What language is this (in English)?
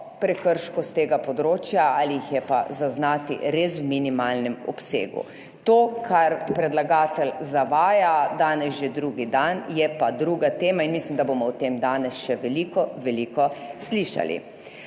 Slovenian